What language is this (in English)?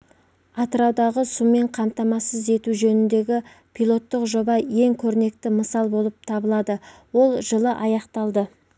Kazakh